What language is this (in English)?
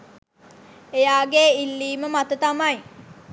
Sinhala